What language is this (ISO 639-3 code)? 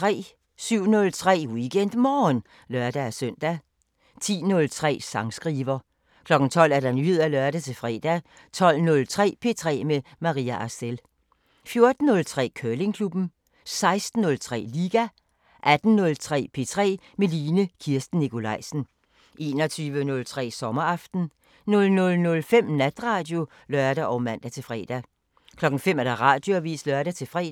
dan